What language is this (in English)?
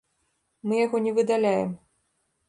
Belarusian